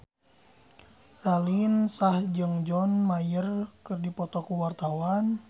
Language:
Sundanese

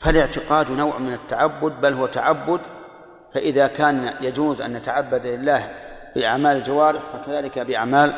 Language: Arabic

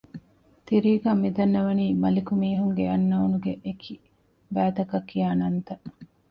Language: Divehi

